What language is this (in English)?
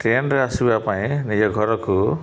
Odia